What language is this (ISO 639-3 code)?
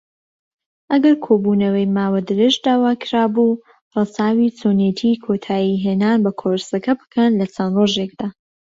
ckb